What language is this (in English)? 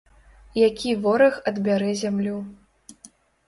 Belarusian